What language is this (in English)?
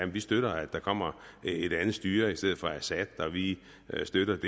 Danish